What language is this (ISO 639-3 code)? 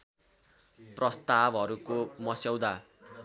nep